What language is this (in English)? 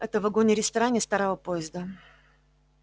Russian